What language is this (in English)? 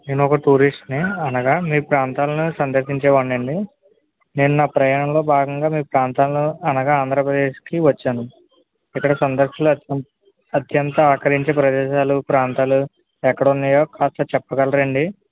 Telugu